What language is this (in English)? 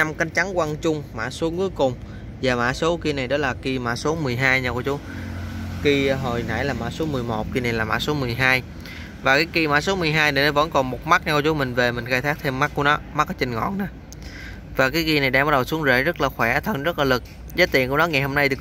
Vietnamese